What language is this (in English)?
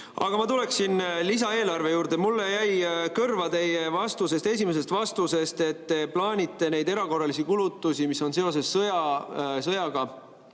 Estonian